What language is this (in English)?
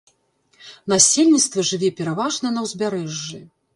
Belarusian